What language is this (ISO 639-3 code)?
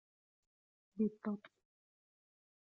ara